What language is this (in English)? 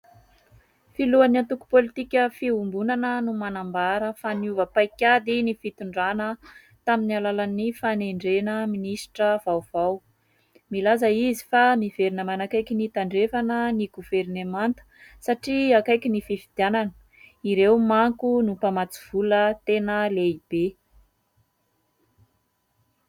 Malagasy